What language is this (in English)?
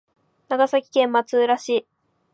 Japanese